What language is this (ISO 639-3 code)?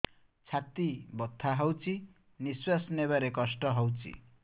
ori